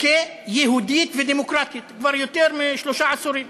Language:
Hebrew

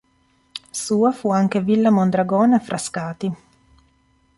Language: Italian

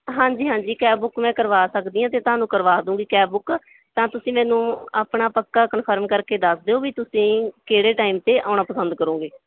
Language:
Punjabi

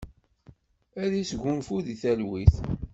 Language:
Kabyle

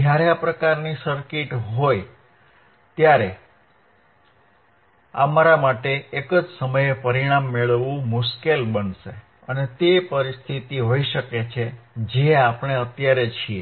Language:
Gujarati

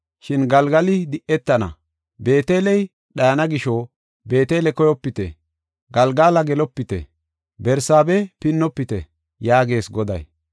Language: Gofa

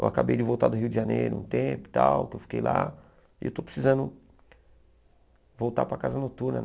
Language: Portuguese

